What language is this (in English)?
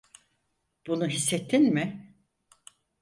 Turkish